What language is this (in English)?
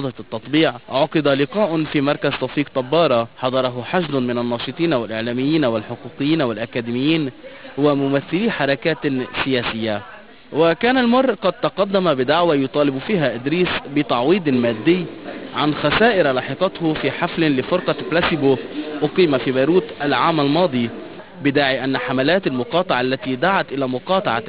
Arabic